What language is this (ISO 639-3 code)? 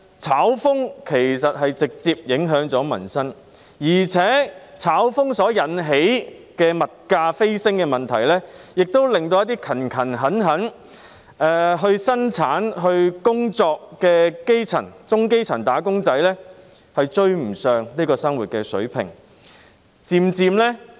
yue